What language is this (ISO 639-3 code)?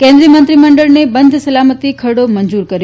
guj